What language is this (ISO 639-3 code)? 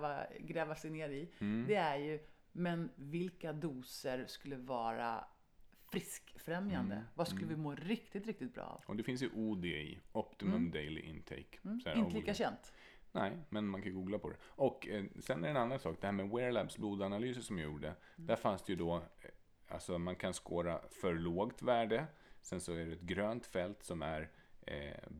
swe